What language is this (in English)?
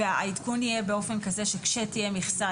Hebrew